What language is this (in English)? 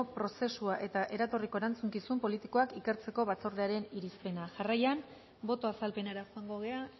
Basque